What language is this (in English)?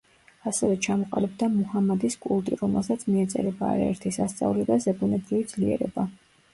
Georgian